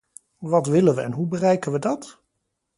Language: Dutch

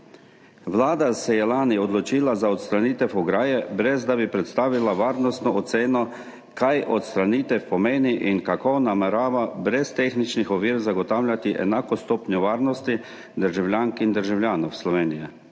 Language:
Slovenian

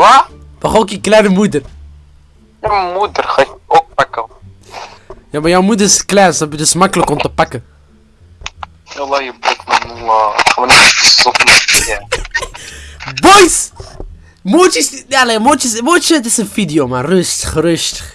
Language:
Dutch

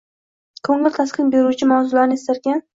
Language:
Uzbek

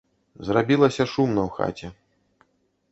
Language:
Belarusian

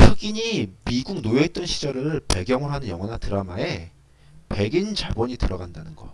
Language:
Korean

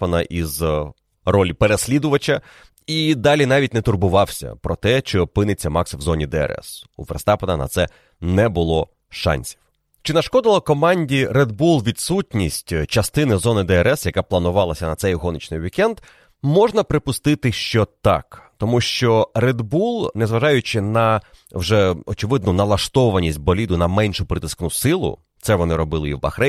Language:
Ukrainian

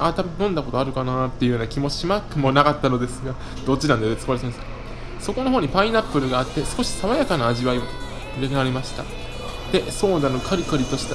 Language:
Japanese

